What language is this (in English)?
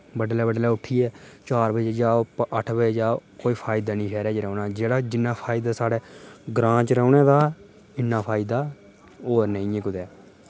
Dogri